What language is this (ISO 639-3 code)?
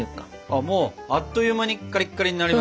jpn